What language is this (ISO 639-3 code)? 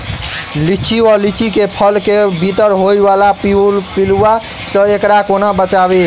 mai